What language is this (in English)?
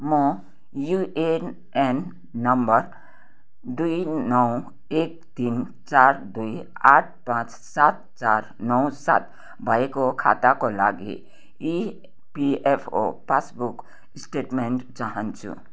Nepali